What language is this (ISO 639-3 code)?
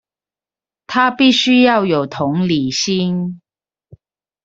zho